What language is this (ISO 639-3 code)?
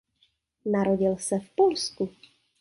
ces